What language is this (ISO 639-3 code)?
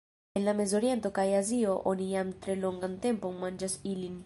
epo